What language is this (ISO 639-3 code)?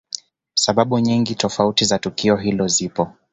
swa